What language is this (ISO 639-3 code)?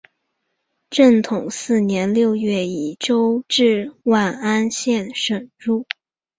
zho